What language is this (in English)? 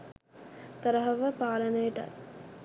Sinhala